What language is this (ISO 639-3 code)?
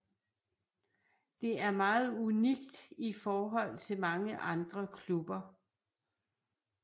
dan